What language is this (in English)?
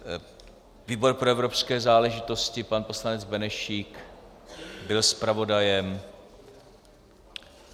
Czech